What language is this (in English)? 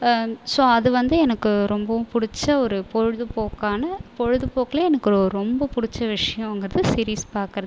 Tamil